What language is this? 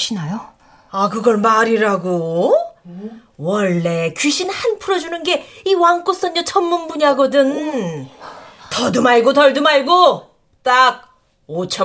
Korean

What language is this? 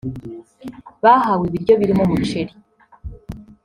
Kinyarwanda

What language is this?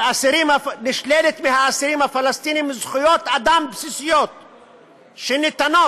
Hebrew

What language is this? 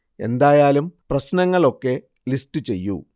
Malayalam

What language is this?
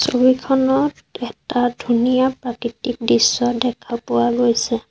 Assamese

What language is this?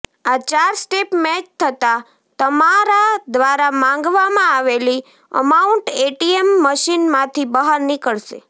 Gujarati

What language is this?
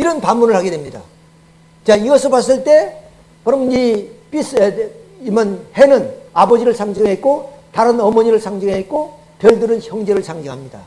Korean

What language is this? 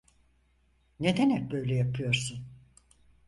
Turkish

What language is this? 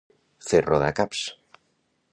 Catalan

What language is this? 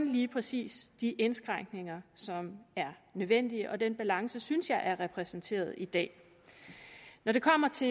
Danish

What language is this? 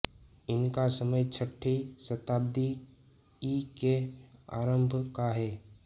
Hindi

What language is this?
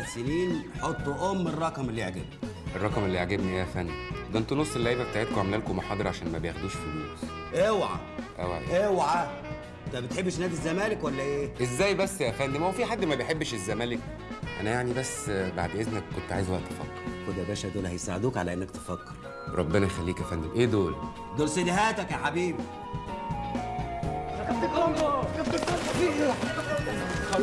Arabic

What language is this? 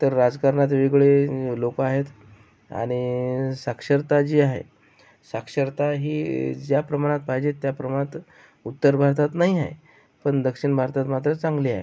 Marathi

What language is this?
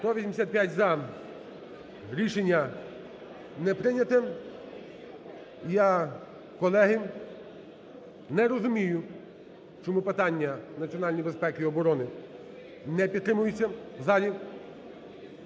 Ukrainian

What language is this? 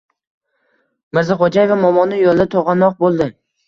Uzbek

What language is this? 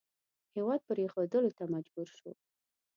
Pashto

